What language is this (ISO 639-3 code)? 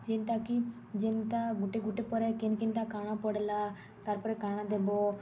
ori